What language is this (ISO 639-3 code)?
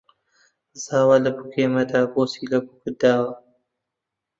ckb